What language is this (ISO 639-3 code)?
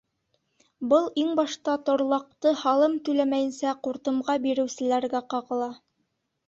bak